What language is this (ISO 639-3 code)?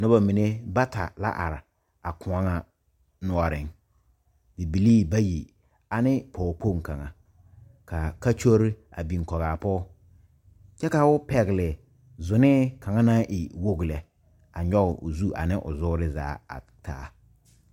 dga